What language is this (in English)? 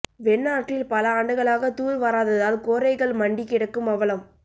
Tamil